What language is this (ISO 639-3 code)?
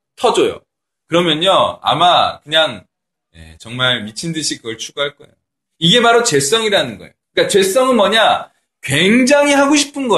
kor